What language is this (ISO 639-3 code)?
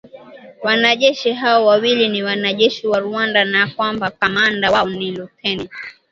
swa